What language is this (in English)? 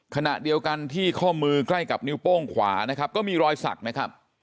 Thai